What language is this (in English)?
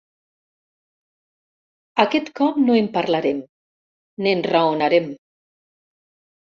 Catalan